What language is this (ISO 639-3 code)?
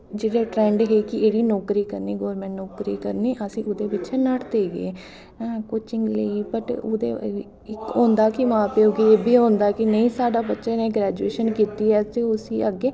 doi